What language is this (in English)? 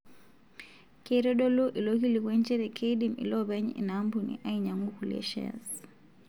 Masai